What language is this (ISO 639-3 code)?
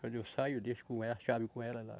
por